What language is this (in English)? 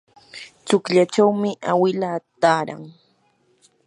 Yanahuanca Pasco Quechua